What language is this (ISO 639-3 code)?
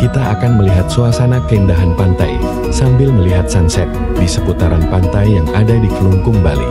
ind